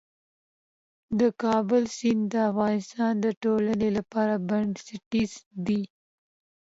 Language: Pashto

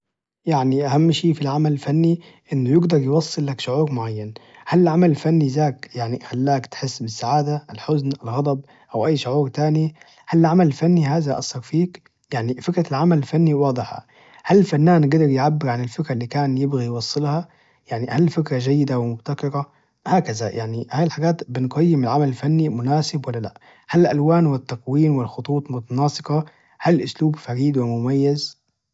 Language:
Najdi Arabic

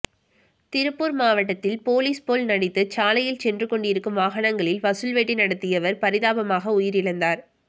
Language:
Tamil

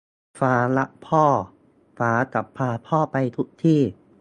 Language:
Thai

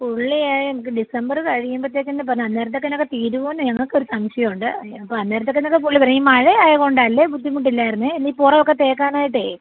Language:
Malayalam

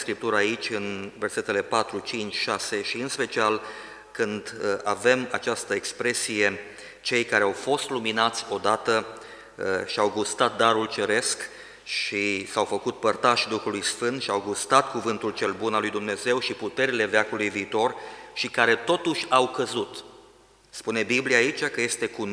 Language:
Romanian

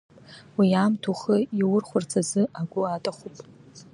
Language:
Abkhazian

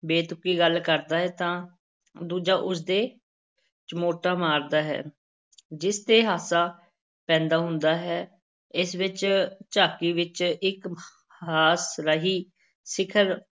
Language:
Punjabi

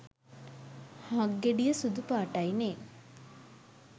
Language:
Sinhala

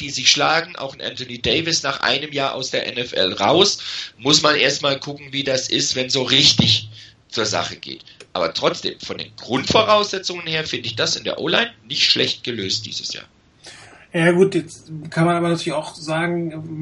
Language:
German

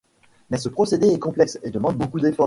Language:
French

